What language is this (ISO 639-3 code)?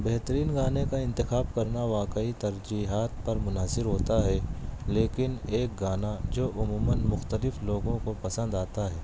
urd